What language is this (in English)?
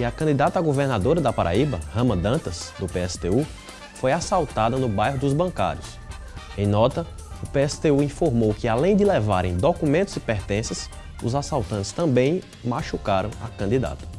Portuguese